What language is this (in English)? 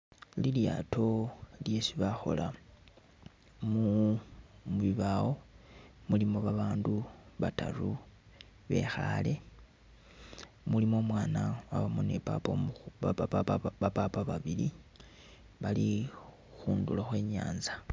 Masaaba